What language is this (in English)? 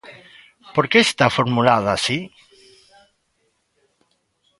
Galician